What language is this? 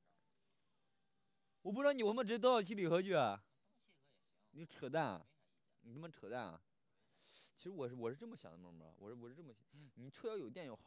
Chinese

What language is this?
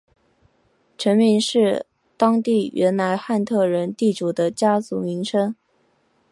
Chinese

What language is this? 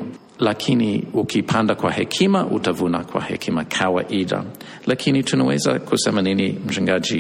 Swahili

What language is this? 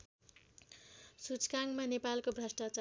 Nepali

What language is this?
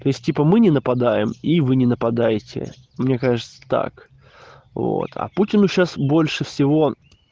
Russian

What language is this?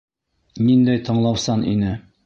Bashkir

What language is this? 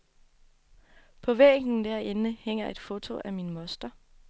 Danish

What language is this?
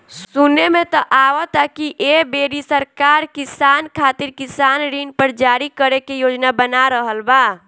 Bhojpuri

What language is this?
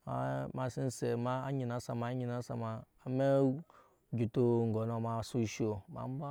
Nyankpa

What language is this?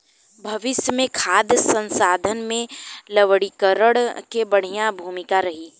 Bhojpuri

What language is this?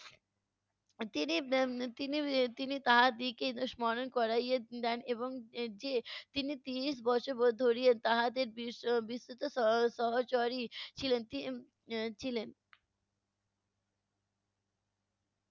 Bangla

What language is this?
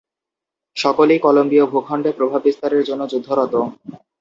Bangla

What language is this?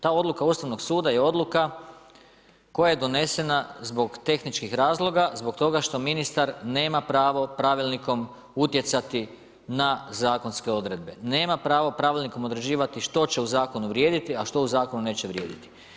Croatian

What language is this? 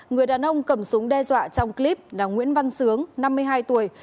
Vietnamese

